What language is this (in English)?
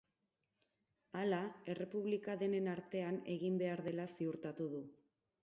Basque